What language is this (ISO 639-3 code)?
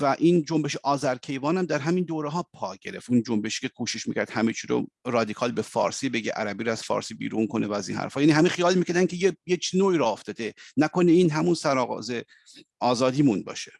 fas